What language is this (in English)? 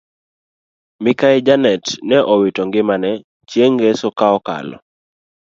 Luo (Kenya and Tanzania)